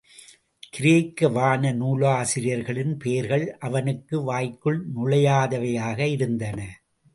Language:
Tamil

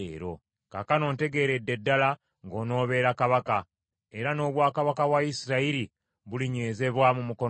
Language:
Ganda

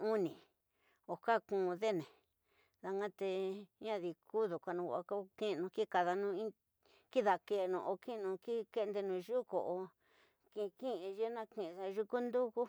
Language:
Tidaá Mixtec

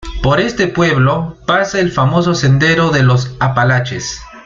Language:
Spanish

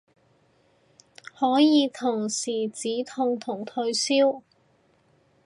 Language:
Cantonese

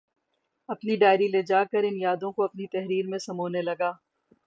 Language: Urdu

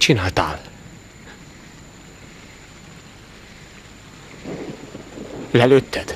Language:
Hungarian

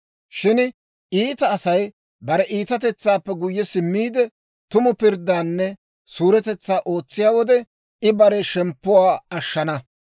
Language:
Dawro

